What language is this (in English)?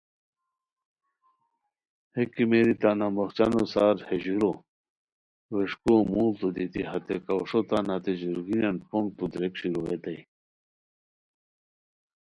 Khowar